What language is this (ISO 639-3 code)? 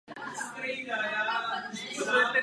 ces